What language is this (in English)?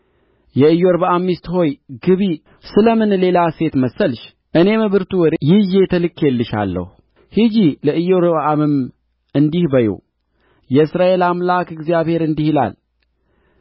Amharic